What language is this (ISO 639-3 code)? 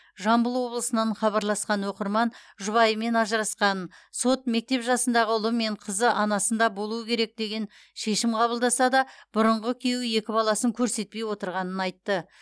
kaz